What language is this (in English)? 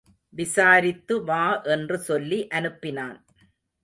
Tamil